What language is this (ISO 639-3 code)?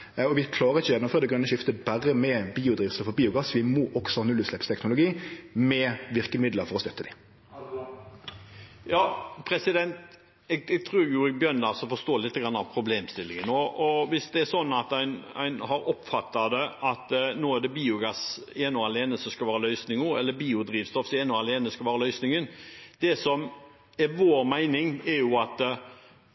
nor